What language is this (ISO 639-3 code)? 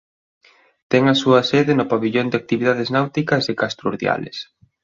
glg